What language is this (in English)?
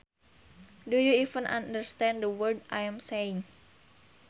Sundanese